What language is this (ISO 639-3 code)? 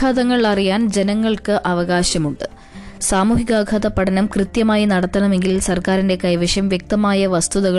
mal